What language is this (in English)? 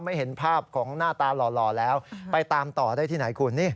Thai